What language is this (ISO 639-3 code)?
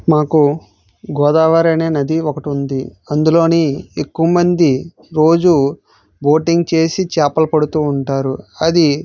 tel